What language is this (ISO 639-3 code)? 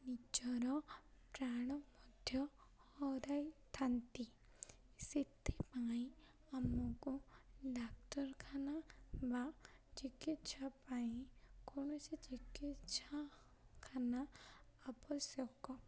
ori